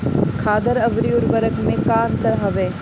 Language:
Bhojpuri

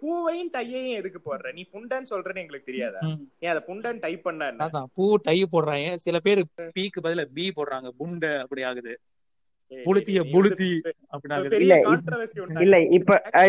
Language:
Tamil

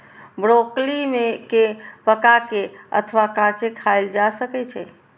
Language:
Maithili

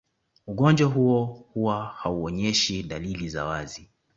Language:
Swahili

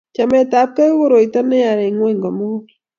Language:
Kalenjin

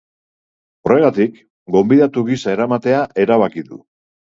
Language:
Basque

